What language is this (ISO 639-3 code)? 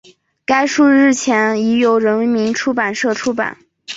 zho